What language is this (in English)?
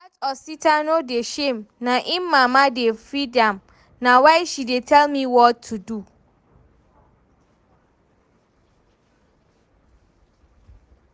Nigerian Pidgin